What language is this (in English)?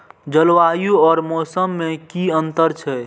Maithili